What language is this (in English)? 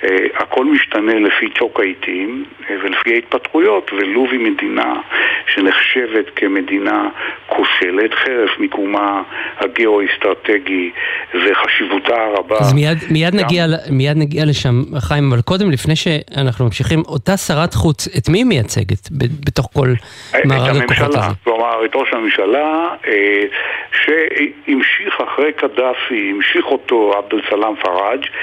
Hebrew